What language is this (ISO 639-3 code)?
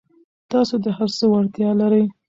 pus